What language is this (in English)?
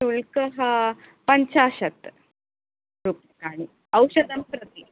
Sanskrit